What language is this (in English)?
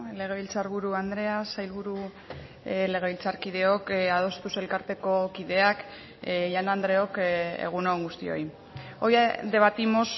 Basque